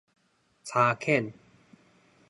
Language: Min Nan Chinese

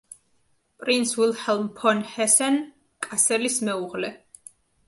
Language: Georgian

